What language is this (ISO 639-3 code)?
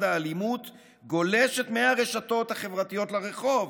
heb